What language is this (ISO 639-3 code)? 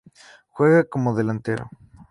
spa